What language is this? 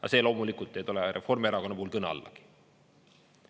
Estonian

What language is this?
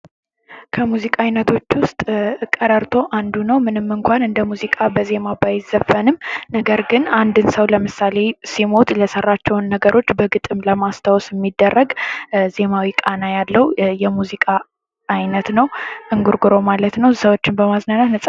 Amharic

